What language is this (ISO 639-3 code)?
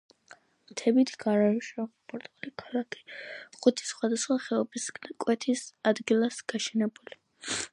kat